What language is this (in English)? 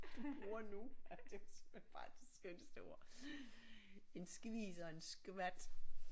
Danish